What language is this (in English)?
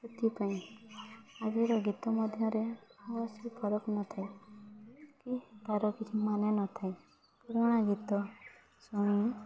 Odia